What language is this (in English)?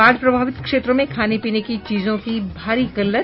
Hindi